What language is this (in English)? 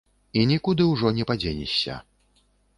Belarusian